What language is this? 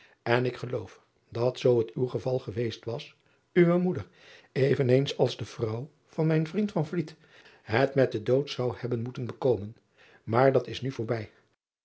Dutch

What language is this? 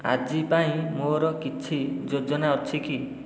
Odia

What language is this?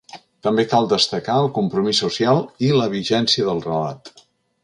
Catalan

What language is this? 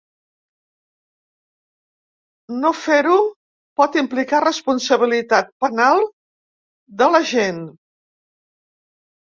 Catalan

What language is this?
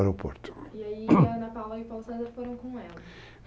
Portuguese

